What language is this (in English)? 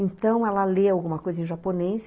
Portuguese